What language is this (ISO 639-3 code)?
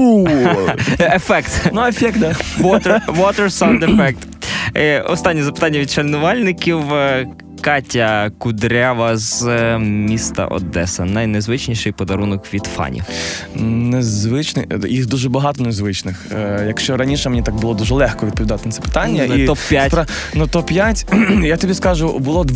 ukr